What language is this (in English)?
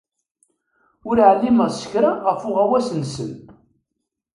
Kabyle